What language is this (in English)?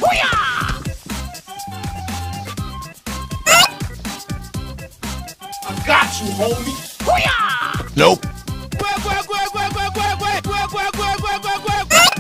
English